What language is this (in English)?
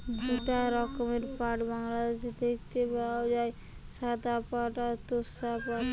Bangla